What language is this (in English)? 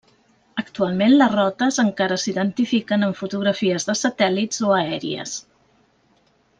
Catalan